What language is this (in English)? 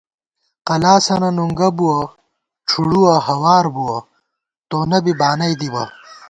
Gawar-Bati